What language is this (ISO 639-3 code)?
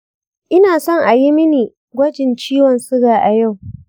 hau